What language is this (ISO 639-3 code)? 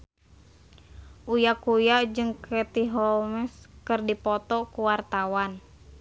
sun